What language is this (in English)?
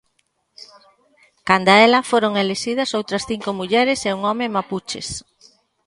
Galician